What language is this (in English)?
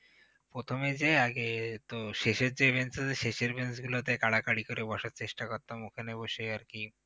Bangla